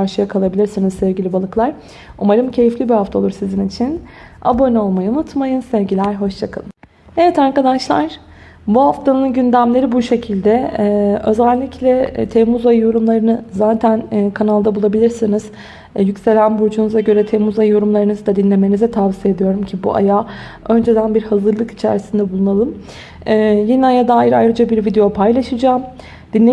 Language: Turkish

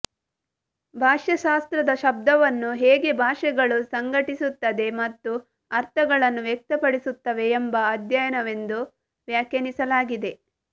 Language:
Kannada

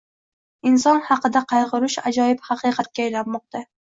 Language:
Uzbek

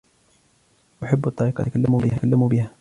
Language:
Arabic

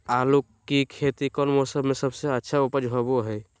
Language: Magahi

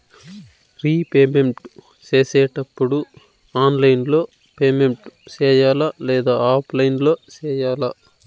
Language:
Telugu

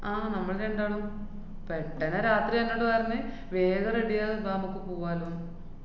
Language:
Malayalam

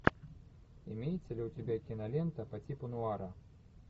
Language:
Russian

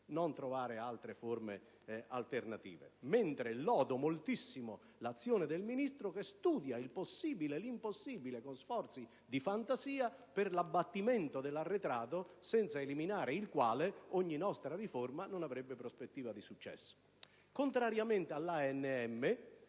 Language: Italian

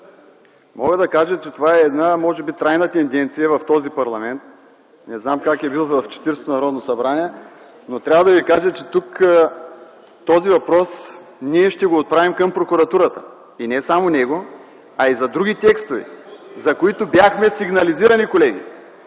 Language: Bulgarian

